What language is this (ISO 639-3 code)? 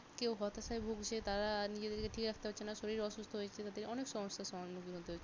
ben